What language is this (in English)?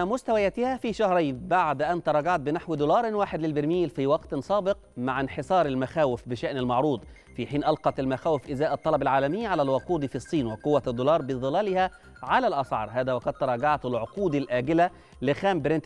Arabic